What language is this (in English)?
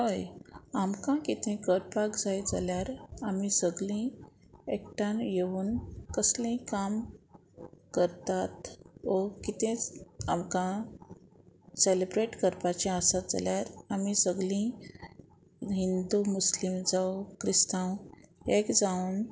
Konkani